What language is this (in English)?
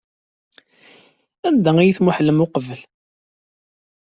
Kabyle